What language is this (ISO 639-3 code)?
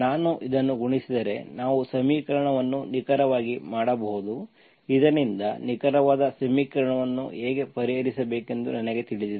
kan